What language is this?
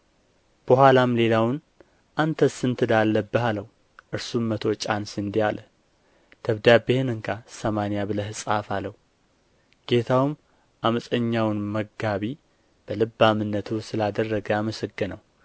Amharic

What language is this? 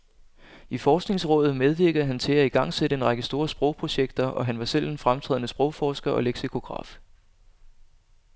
Danish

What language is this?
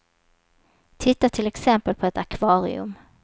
Swedish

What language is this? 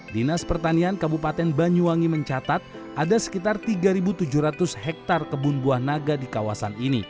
Indonesian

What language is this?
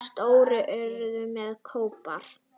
Icelandic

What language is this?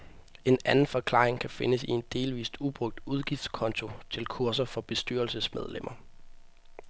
Danish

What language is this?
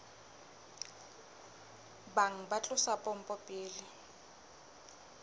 Southern Sotho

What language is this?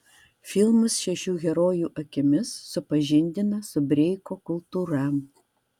Lithuanian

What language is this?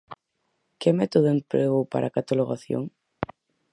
Galician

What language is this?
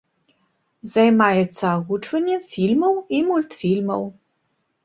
Belarusian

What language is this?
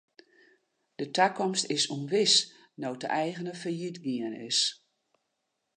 Western Frisian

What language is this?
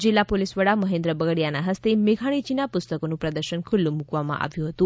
Gujarati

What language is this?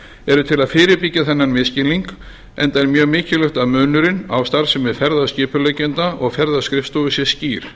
Icelandic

